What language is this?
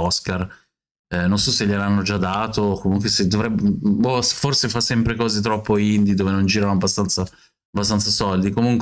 Italian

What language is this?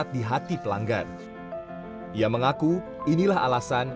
Indonesian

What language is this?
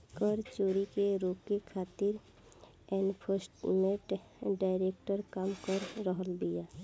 Bhojpuri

